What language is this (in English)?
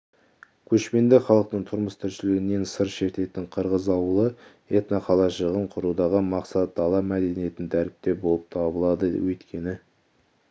Kazakh